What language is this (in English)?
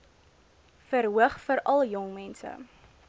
Afrikaans